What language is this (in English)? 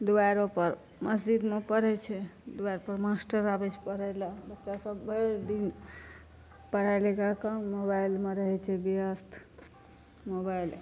Maithili